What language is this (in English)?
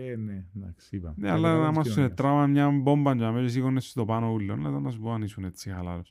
Greek